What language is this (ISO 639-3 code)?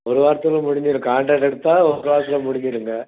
tam